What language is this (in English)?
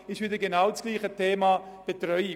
Swiss German